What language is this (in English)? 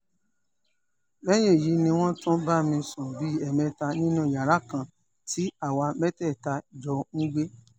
Yoruba